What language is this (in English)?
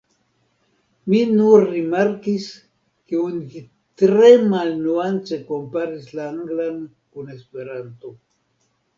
Esperanto